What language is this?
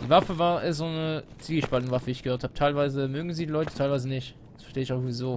German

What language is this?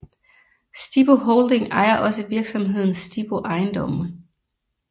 Danish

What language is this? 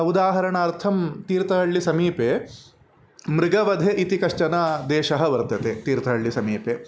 Sanskrit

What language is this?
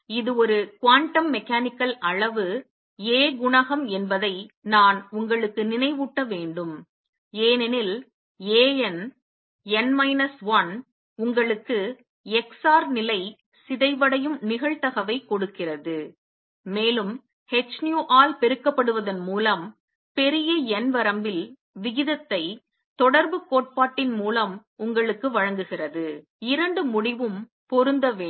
Tamil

